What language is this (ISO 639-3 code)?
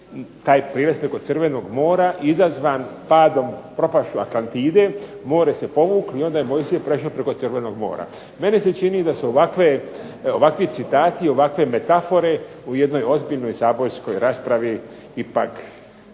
hrv